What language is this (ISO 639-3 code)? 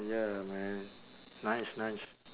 eng